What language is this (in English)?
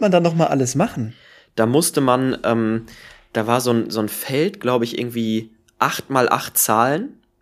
German